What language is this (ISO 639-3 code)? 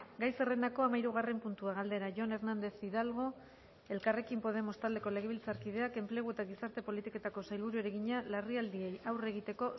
eus